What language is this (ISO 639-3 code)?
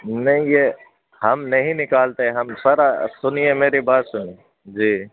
urd